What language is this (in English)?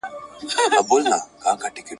Pashto